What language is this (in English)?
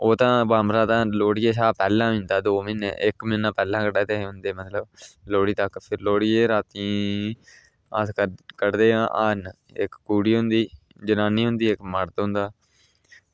Dogri